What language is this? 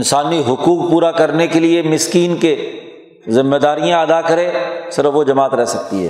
Urdu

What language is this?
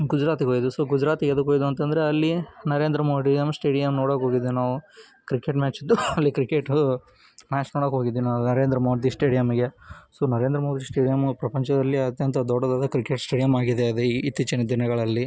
Kannada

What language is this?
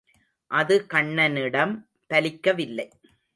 Tamil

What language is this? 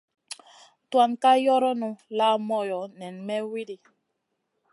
Masana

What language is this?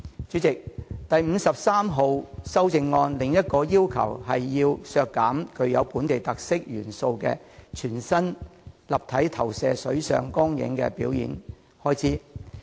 Cantonese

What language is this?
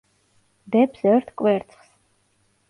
Georgian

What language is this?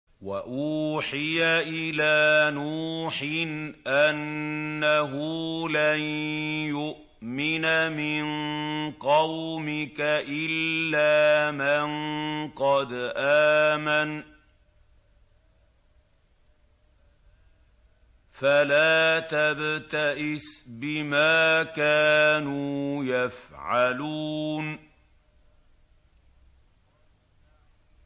Arabic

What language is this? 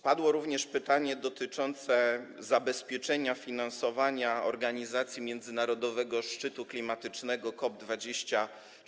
Polish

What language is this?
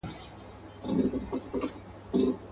Pashto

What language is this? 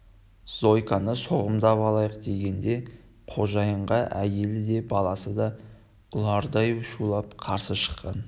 Kazakh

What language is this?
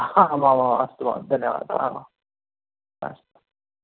Sanskrit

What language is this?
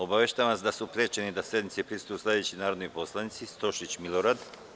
Serbian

